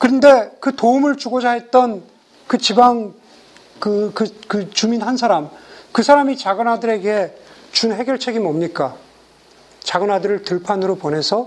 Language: Korean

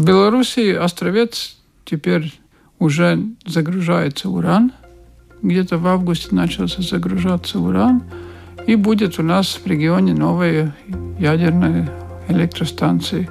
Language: Russian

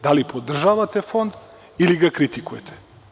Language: Serbian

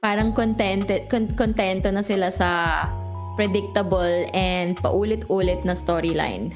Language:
Filipino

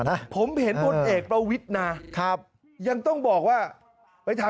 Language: Thai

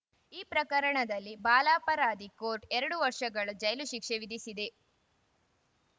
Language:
Kannada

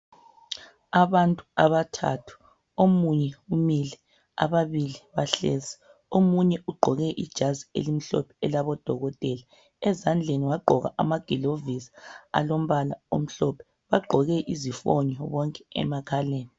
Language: North Ndebele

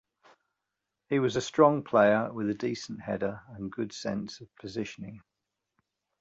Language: English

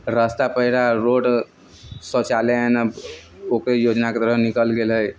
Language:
Maithili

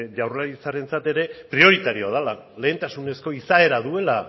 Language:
Basque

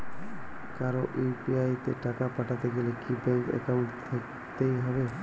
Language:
Bangla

